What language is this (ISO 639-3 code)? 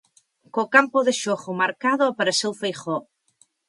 glg